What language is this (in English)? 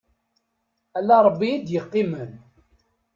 Kabyle